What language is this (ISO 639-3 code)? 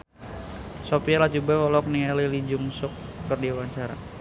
sun